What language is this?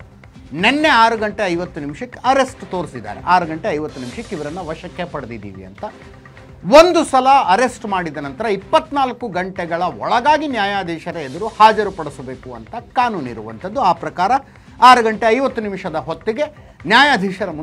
Kannada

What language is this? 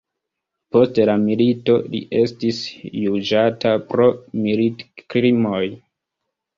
Esperanto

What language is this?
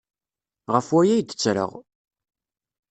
Kabyle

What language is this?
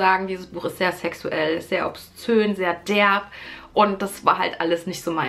German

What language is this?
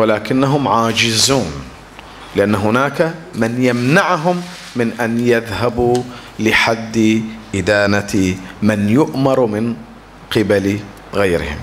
Arabic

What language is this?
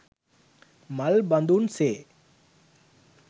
Sinhala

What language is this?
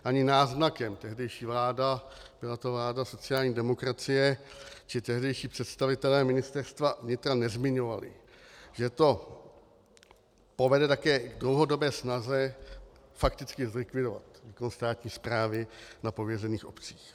Czech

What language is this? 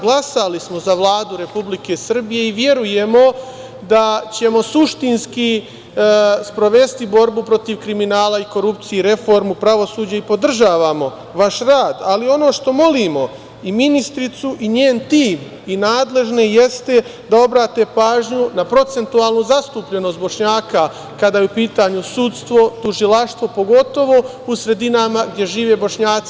Serbian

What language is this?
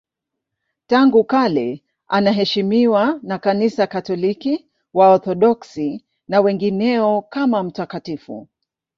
Swahili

